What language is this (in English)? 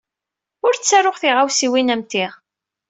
Kabyle